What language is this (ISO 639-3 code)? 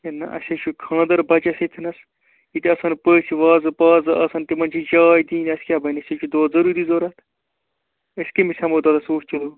kas